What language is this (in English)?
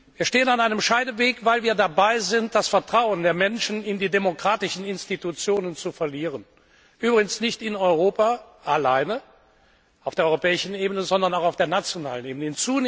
German